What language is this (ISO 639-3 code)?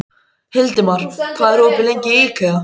isl